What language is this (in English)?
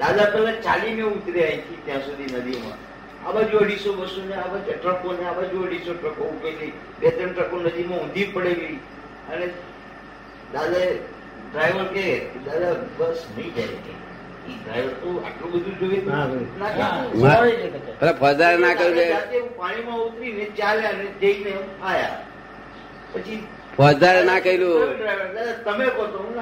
Gujarati